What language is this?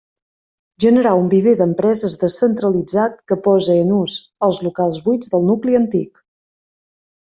Catalan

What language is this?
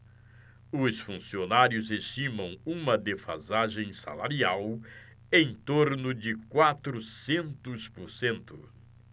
Portuguese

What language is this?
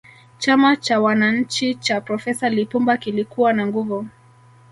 Swahili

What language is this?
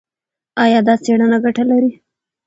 Pashto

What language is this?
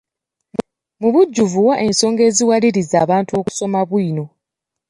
Ganda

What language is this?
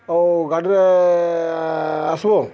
Odia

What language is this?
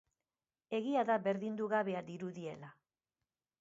Basque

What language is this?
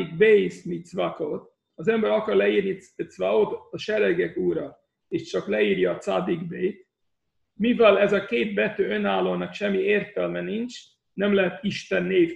Hungarian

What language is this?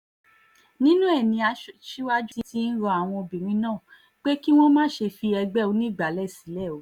Yoruba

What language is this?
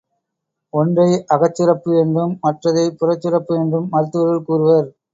Tamil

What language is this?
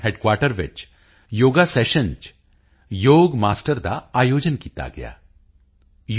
Punjabi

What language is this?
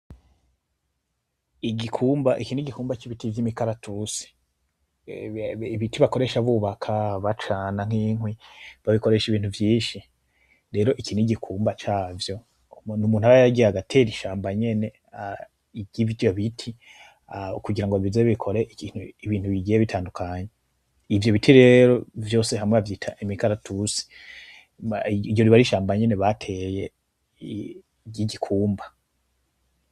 Rundi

